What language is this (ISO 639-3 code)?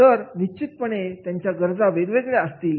mar